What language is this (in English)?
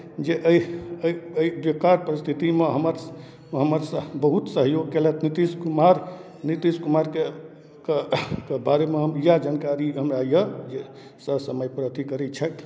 Maithili